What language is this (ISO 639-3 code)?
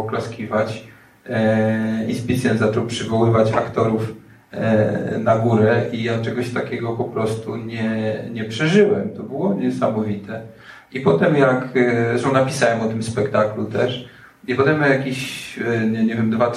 pol